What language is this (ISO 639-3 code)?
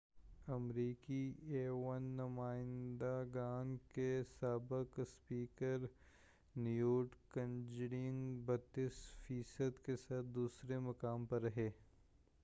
urd